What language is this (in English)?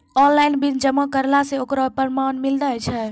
Maithili